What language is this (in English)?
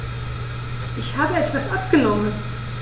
German